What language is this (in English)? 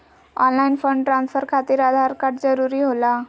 Magahi